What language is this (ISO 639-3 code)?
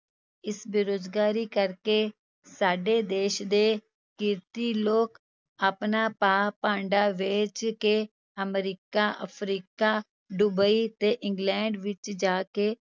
pan